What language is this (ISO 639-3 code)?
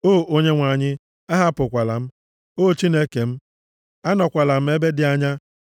ibo